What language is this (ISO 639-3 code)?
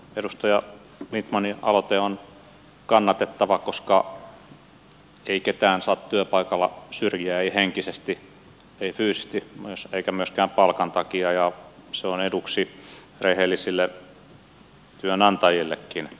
fin